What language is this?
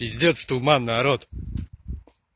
Russian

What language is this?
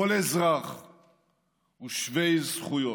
Hebrew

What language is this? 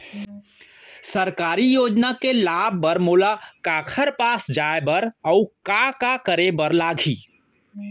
Chhattisgarhi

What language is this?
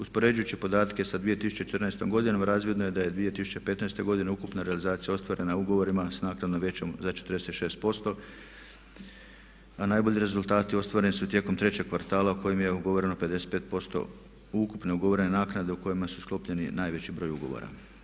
Croatian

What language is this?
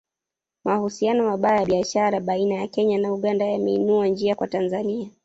Swahili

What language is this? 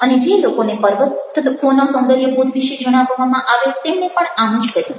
Gujarati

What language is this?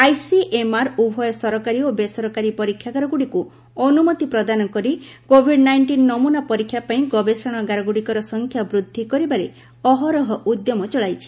Odia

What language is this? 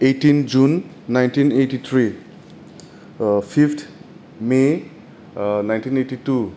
Bodo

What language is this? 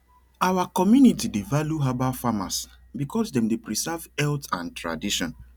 Nigerian Pidgin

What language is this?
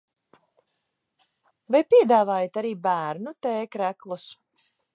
Latvian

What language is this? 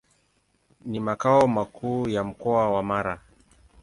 Swahili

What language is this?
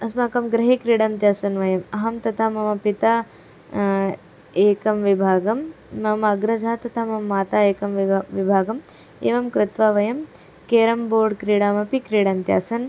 Sanskrit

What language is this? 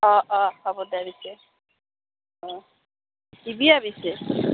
Assamese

